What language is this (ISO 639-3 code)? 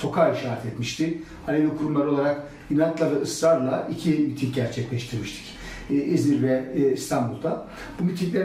tur